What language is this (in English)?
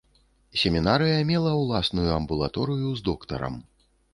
Belarusian